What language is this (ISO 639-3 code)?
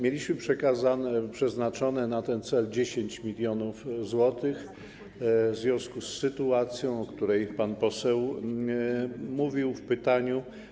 pol